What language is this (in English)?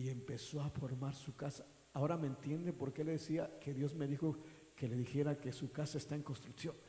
Spanish